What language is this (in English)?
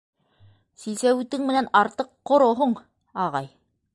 Bashkir